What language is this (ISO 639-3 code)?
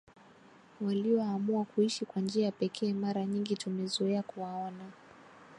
swa